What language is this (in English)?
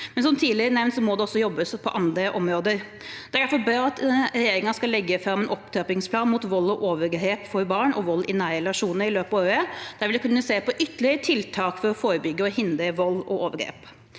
Norwegian